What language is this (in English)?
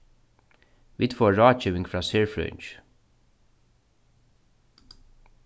Faroese